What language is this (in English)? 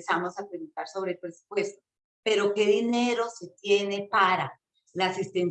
Spanish